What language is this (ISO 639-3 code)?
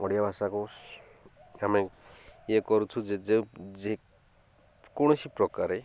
ori